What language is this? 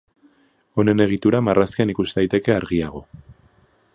Basque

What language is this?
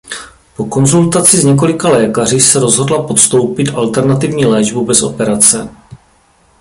Czech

